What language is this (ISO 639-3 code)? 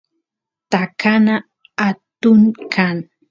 qus